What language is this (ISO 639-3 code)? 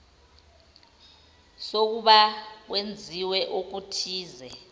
zul